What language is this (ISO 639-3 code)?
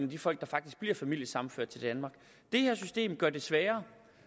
dan